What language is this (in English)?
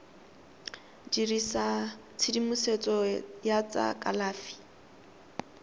Tswana